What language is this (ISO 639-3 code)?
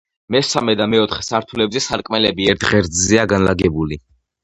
kat